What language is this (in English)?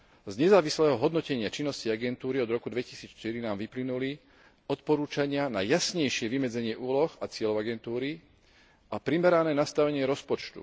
Slovak